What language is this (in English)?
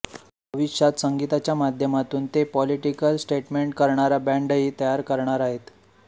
Marathi